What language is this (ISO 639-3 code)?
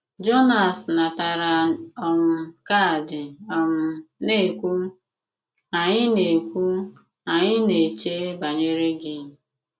ibo